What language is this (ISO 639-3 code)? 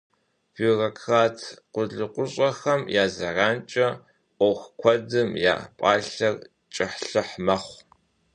kbd